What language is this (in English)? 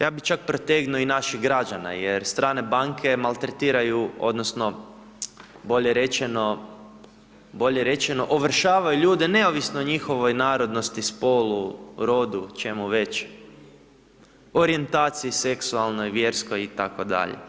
Croatian